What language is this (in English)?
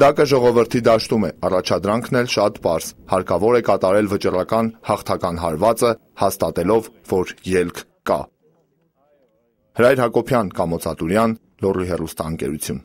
Romanian